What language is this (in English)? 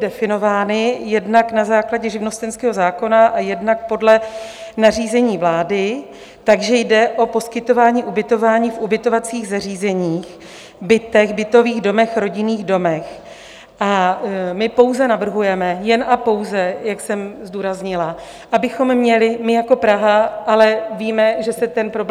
Czech